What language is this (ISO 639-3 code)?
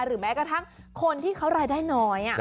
tha